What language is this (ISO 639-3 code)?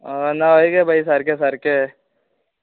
kok